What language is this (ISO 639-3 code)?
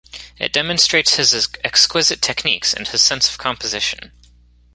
eng